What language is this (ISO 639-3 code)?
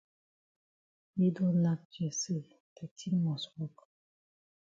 wes